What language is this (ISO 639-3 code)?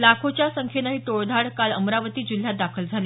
mar